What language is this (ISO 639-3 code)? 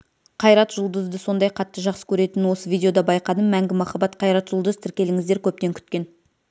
kaz